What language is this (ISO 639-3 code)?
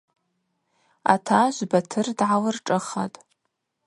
abq